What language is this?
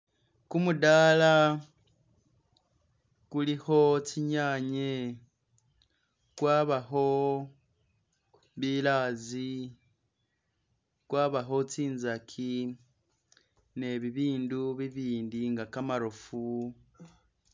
Masaaba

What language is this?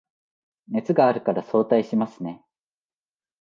Japanese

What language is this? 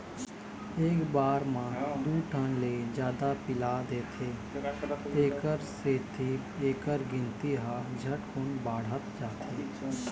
Chhattisgarhi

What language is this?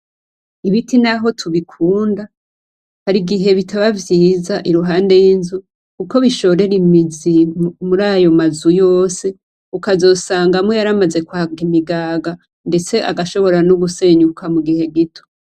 Rundi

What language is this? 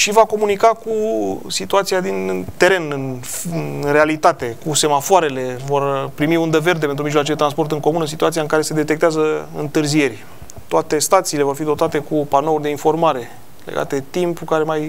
Romanian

